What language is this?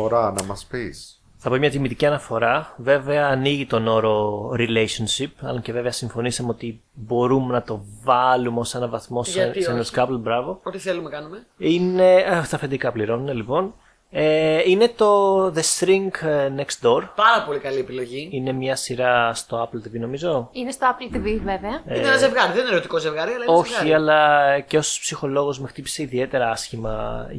Greek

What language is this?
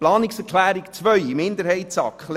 Swiss German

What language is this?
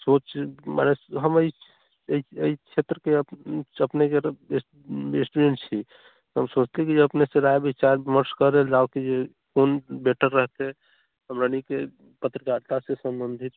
Maithili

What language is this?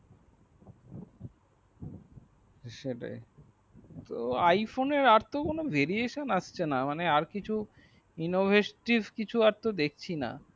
Bangla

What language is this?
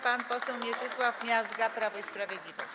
Polish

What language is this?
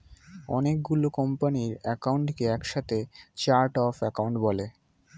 Bangla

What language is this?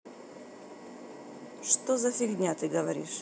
Russian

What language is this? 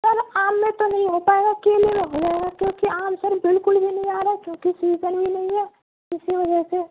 Urdu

